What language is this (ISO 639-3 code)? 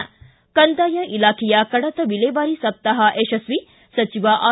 kan